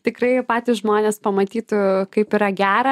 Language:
Lithuanian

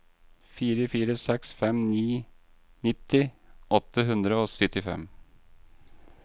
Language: Norwegian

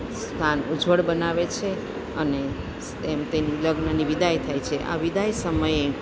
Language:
Gujarati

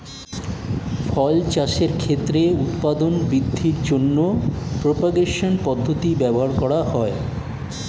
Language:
Bangla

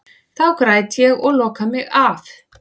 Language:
Icelandic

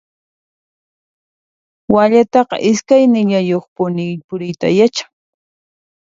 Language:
Puno Quechua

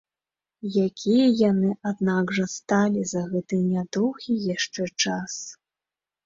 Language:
Belarusian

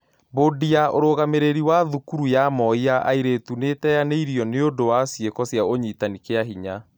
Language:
Kikuyu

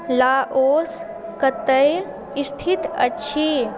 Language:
Maithili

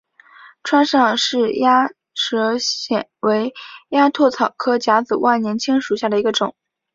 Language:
Chinese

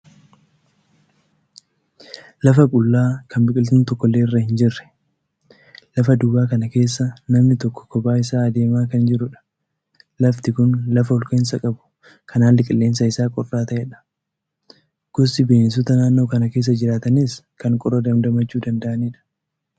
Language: Oromo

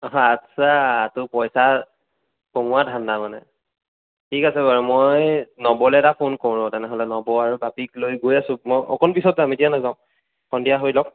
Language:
Assamese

